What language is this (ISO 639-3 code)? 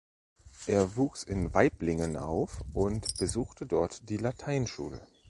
deu